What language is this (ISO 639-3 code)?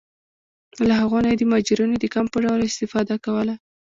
pus